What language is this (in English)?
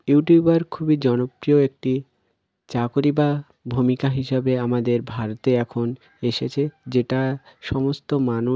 Bangla